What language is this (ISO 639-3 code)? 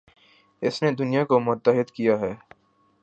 urd